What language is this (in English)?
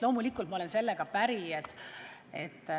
Estonian